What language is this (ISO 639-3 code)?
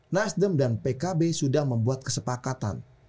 ind